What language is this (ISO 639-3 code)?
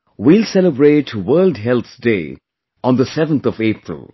eng